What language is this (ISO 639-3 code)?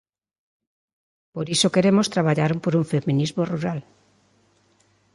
glg